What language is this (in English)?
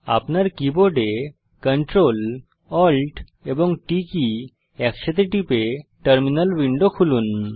Bangla